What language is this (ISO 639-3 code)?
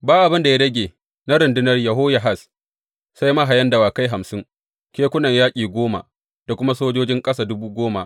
hau